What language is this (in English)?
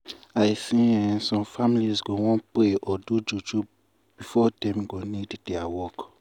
Nigerian Pidgin